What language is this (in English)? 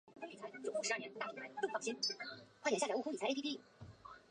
Chinese